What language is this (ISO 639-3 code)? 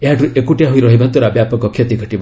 ori